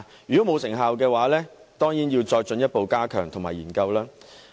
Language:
Cantonese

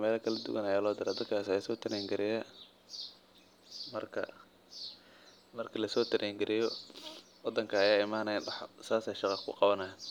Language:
Somali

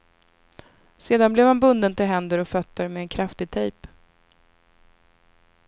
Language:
Swedish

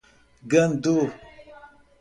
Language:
Portuguese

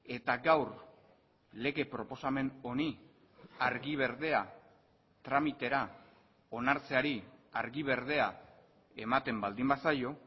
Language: Basque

